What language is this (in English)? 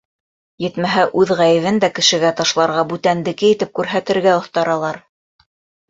Bashkir